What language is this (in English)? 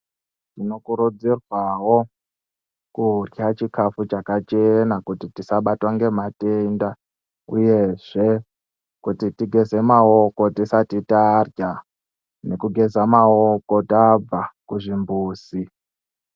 Ndau